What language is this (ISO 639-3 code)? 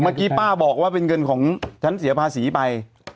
tha